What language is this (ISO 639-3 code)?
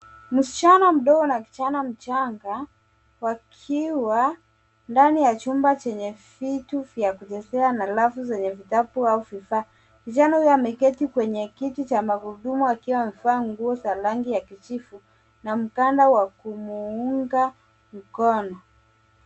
swa